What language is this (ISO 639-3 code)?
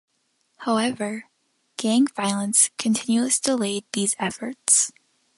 eng